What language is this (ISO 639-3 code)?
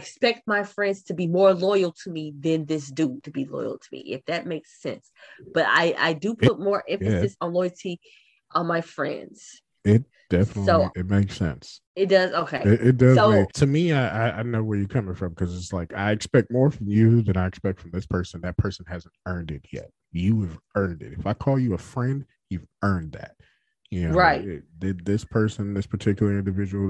eng